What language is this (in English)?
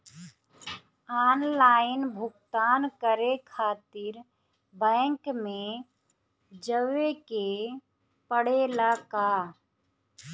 Bhojpuri